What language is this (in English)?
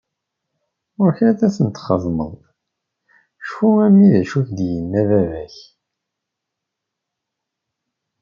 Kabyle